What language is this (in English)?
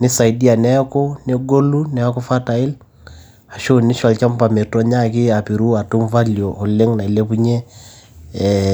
Masai